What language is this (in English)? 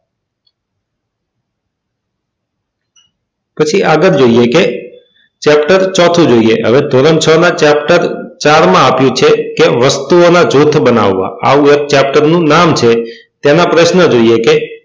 Gujarati